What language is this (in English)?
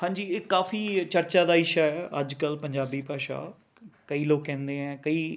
Punjabi